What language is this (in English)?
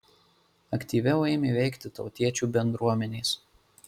Lithuanian